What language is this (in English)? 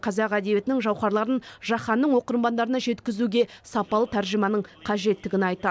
Kazakh